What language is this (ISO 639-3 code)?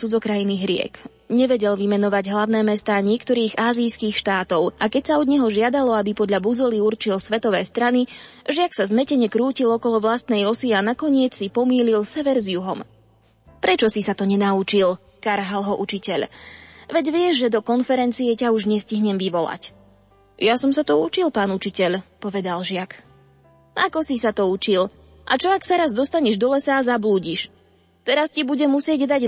slk